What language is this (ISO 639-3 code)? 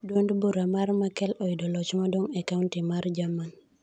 luo